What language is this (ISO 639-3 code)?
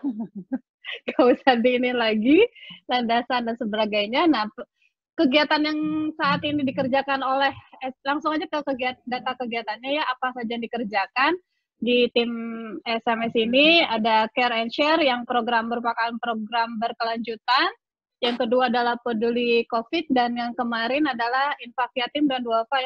ind